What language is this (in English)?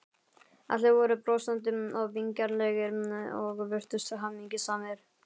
Icelandic